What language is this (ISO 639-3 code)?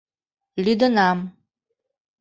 chm